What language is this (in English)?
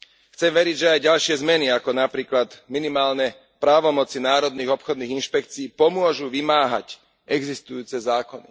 Slovak